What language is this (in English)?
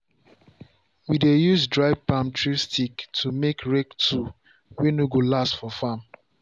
Nigerian Pidgin